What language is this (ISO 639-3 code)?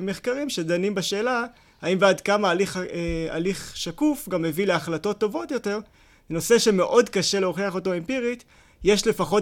heb